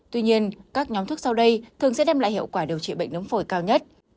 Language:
Vietnamese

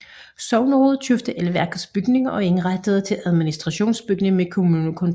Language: Danish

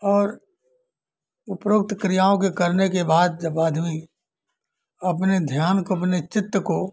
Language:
Hindi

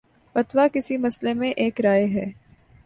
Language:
Urdu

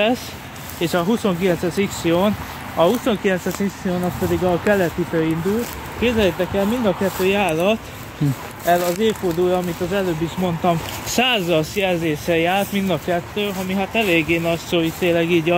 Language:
Hungarian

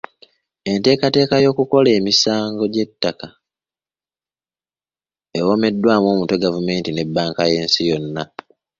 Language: Ganda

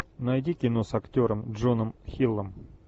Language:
Russian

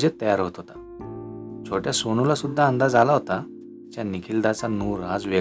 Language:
Marathi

